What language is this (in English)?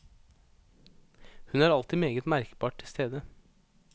Norwegian